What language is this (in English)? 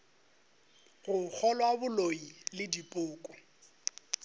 Northern Sotho